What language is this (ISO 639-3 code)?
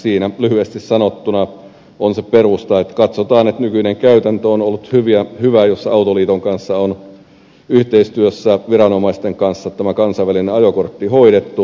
fin